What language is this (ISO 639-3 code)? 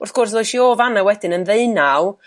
cym